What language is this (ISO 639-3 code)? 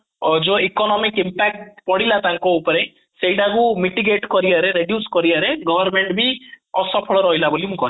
ori